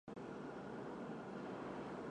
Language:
Chinese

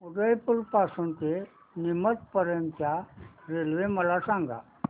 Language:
Marathi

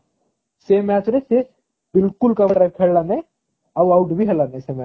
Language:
Odia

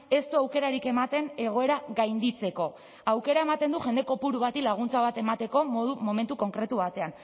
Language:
Basque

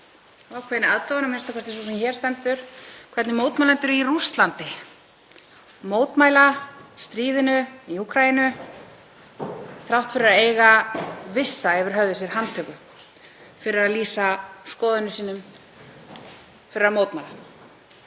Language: Icelandic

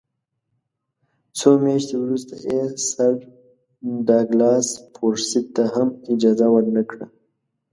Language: Pashto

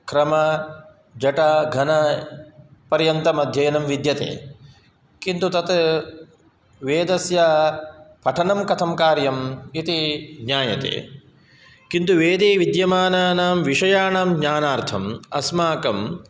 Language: Sanskrit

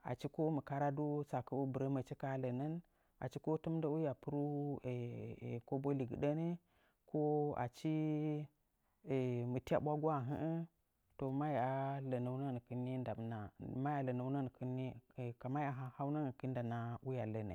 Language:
Nzanyi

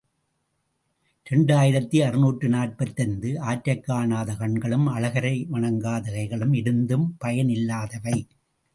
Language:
Tamil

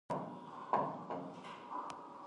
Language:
Pashto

